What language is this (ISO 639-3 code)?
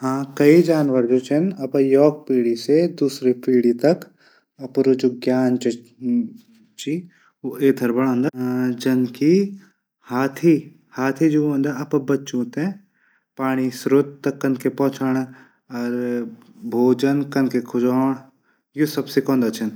gbm